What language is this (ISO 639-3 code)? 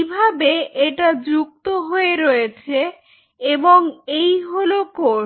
ben